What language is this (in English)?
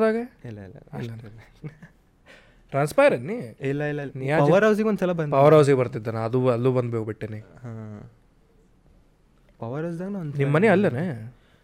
Kannada